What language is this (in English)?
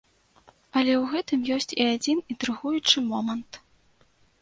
Belarusian